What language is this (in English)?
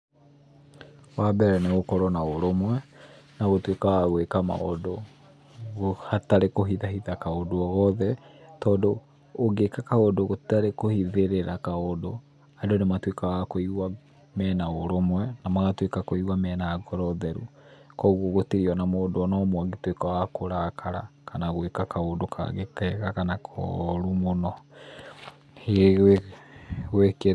Kikuyu